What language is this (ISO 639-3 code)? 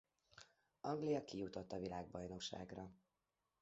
hun